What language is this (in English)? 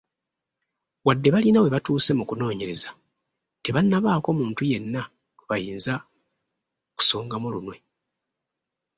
Ganda